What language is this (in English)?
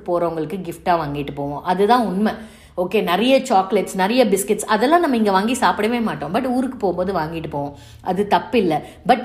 Tamil